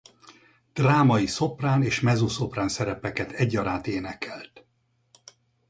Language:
Hungarian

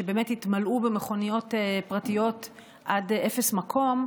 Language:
Hebrew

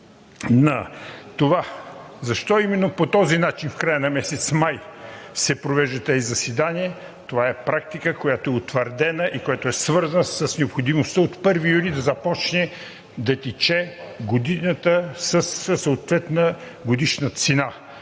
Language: Bulgarian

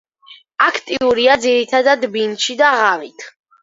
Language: Georgian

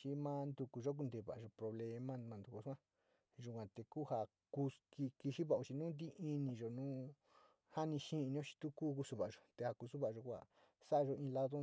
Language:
Sinicahua Mixtec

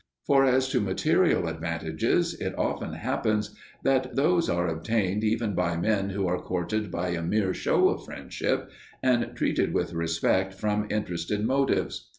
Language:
English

